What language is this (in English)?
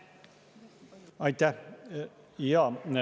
Estonian